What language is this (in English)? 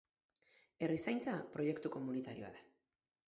Basque